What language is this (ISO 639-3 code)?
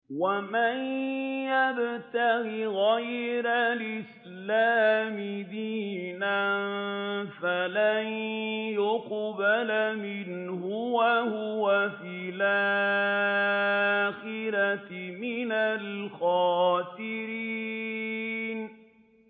ara